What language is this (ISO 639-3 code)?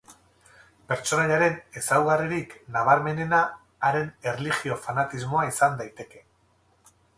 eus